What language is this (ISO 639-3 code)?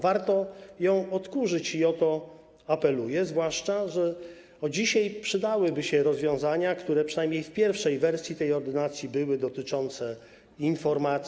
pol